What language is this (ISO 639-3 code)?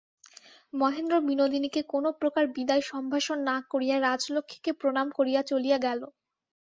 ben